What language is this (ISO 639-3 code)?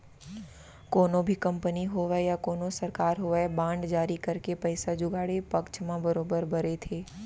hne